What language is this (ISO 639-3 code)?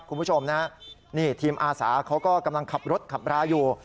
tha